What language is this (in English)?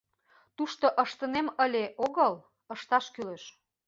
Mari